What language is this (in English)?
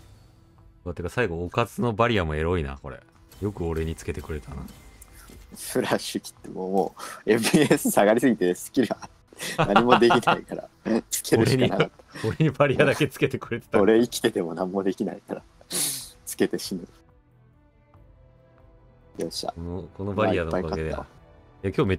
Japanese